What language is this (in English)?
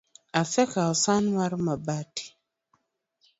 Luo (Kenya and Tanzania)